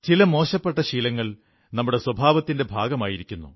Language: Malayalam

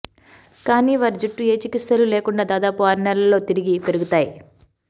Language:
Telugu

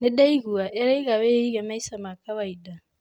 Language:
Kikuyu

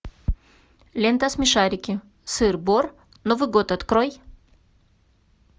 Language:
Russian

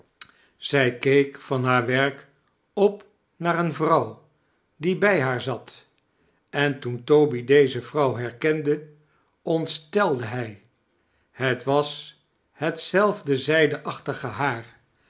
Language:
Dutch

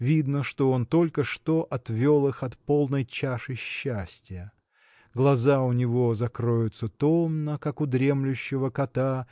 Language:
Russian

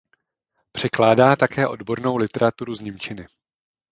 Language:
Czech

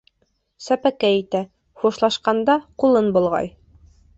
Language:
Bashkir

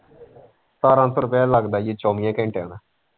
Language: Punjabi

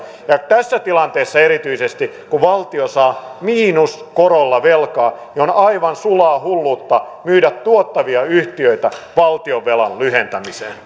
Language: Finnish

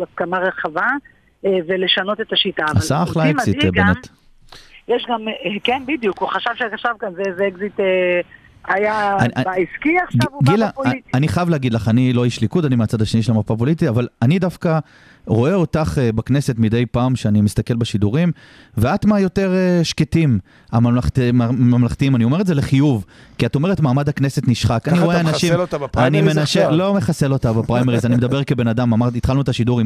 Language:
Hebrew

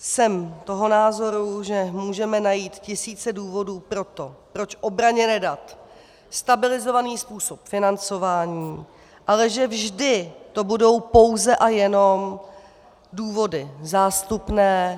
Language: Czech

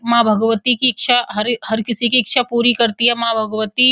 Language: Hindi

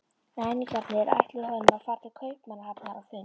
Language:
Icelandic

